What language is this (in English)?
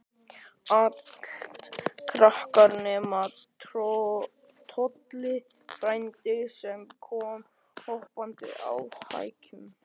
Icelandic